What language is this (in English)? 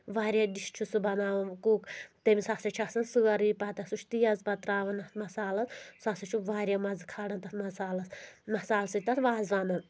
Kashmiri